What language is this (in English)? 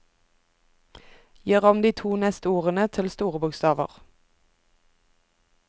Norwegian